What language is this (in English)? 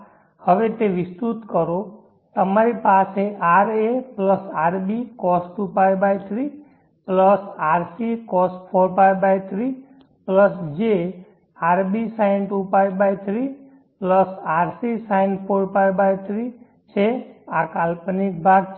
Gujarati